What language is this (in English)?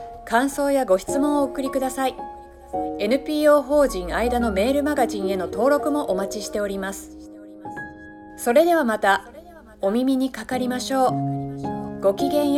Japanese